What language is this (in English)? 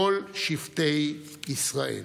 Hebrew